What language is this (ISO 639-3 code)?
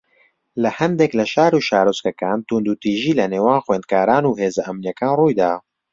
ckb